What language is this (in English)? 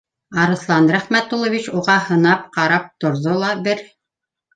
Bashkir